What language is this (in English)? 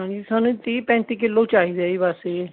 Punjabi